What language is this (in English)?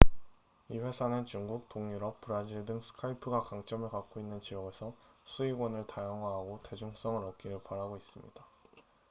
Korean